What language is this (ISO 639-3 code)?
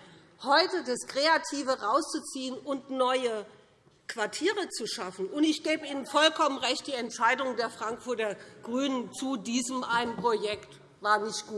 deu